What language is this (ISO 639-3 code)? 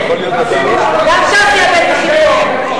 heb